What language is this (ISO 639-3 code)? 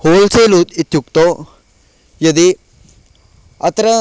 san